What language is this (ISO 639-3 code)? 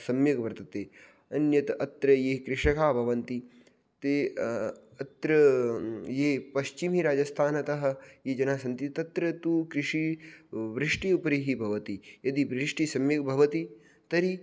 san